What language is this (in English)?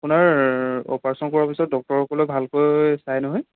Assamese